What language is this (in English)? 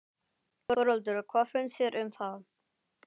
Icelandic